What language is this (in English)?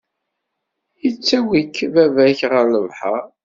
Kabyle